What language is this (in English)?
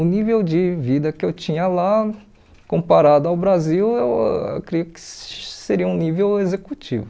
Portuguese